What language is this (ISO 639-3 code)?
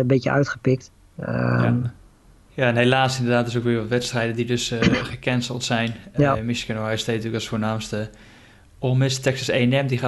nld